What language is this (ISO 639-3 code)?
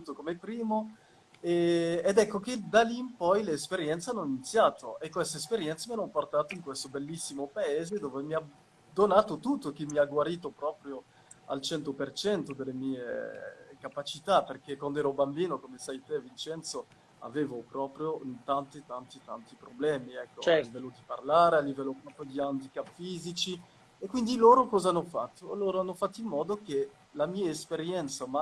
ita